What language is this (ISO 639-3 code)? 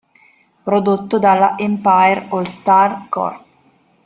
ita